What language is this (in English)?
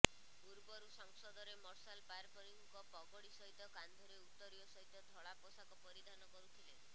Odia